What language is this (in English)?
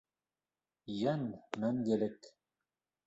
Bashkir